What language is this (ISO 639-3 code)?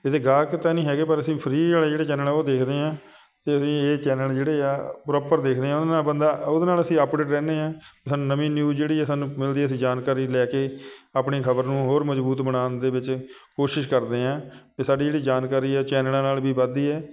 pan